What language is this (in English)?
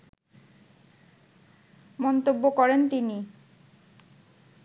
Bangla